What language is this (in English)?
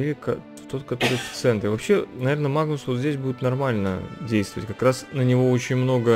Russian